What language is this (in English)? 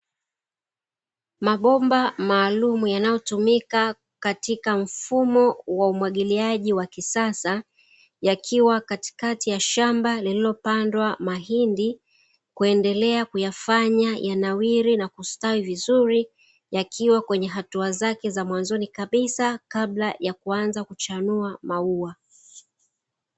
Swahili